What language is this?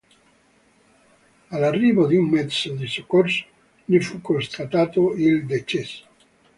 Italian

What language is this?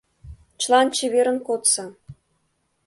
Mari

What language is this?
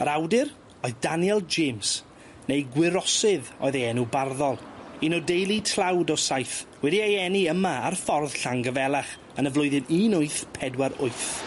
Welsh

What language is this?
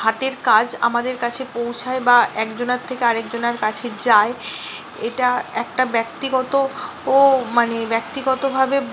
Bangla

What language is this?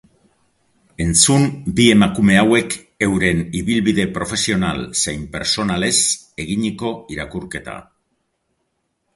Basque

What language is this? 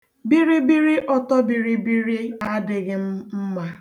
Igbo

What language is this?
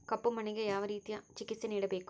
Kannada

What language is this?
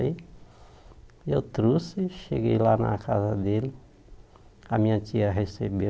Portuguese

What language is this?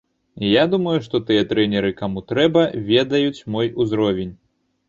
Belarusian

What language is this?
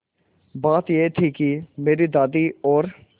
Hindi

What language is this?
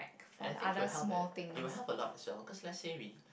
English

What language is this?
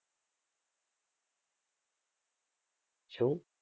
Gujarati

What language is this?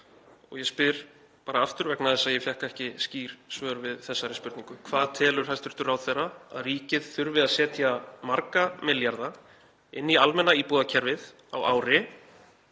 Icelandic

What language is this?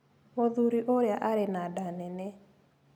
Kikuyu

